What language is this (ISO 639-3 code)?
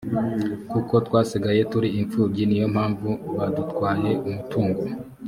kin